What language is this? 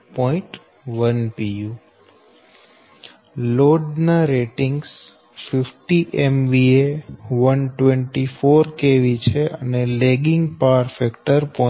Gujarati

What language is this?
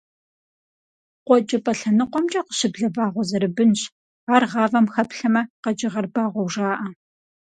Kabardian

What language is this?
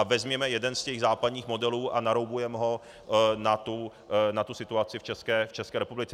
Czech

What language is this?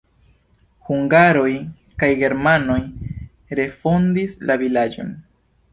Esperanto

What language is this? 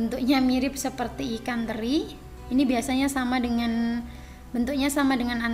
Indonesian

